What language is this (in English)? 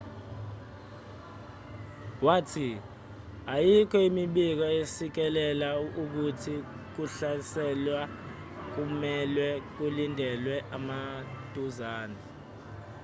Zulu